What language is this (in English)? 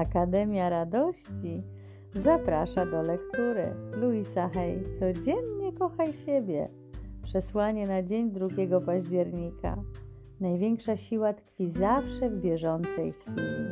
Polish